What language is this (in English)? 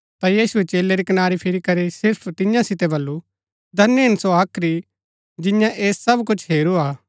Gaddi